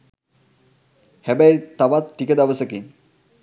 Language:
Sinhala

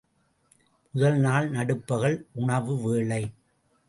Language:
Tamil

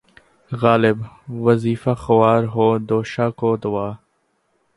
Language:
Urdu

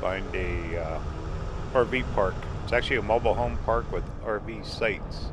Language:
English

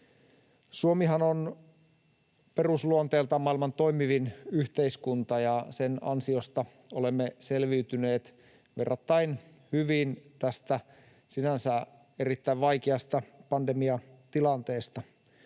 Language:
Finnish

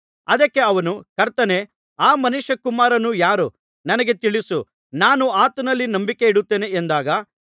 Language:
Kannada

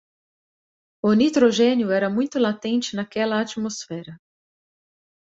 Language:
Portuguese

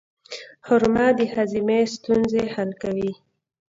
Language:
Pashto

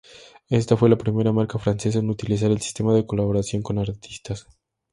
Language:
Spanish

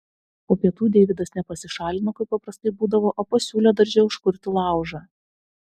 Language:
Lithuanian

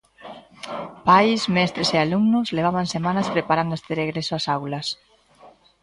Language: Galician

